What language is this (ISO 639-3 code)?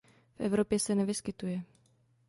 ces